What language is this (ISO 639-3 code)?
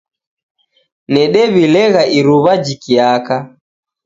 dav